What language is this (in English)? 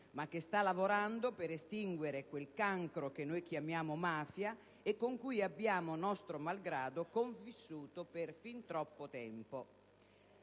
Italian